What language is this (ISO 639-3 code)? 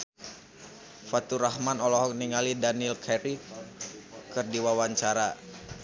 sun